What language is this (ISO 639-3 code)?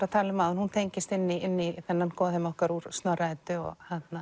isl